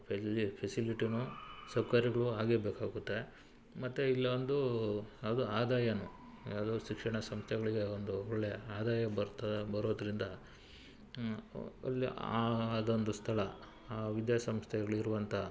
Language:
Kannada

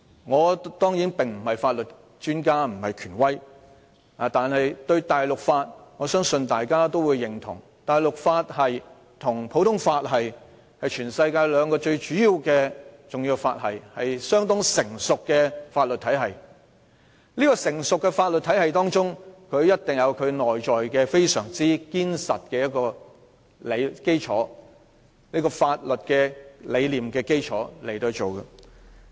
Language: Cantonese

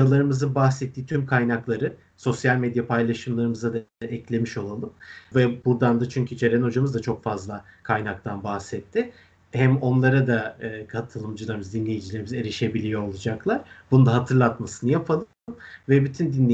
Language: Turkish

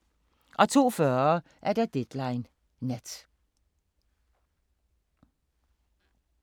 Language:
Danish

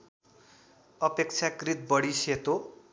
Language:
Nepali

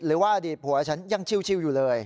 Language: Thai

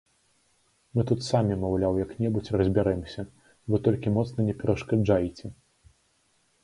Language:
Belarusian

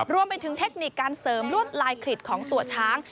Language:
Thai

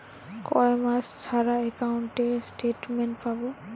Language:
Bangla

